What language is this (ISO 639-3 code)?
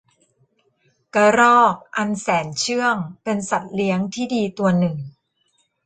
tha